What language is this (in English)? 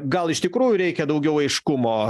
Lithuanian